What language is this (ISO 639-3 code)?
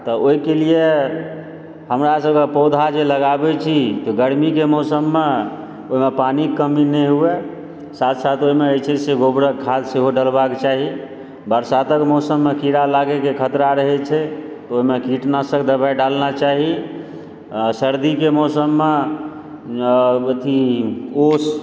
mai